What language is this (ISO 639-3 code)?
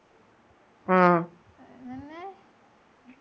mal